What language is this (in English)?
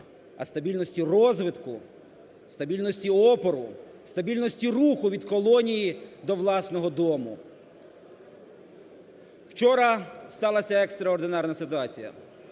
Ukrainian